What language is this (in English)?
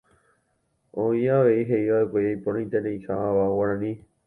Guarani